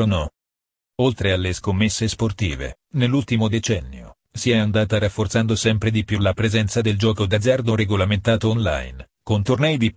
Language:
Italian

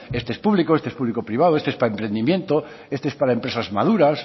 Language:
Spanish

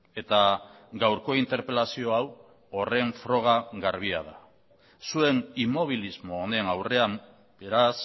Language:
Basque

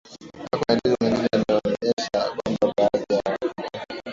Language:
Swahili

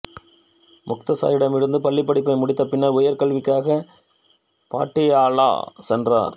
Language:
Tamil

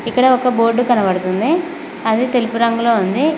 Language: Telugu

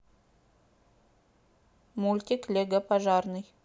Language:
Russian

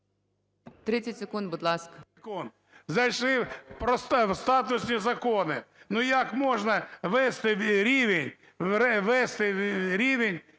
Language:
Ukrainian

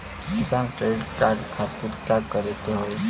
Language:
Bhojpuri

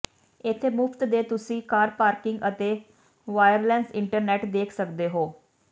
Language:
Punjabi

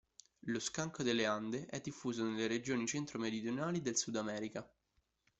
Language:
Italian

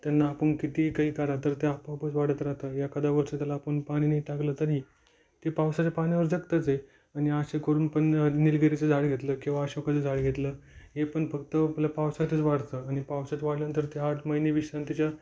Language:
Marathi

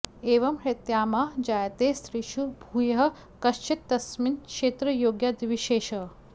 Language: Sanskrit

